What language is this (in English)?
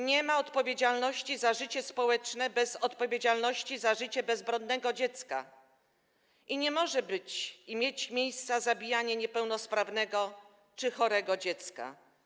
Polish